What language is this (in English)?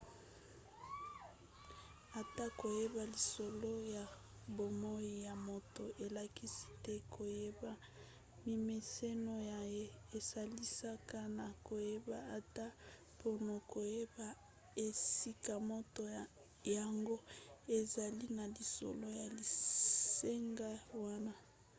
Lingala